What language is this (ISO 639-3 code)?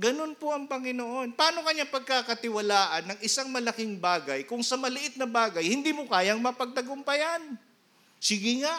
fil